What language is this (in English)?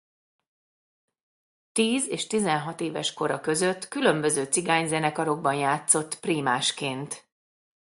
Hungarian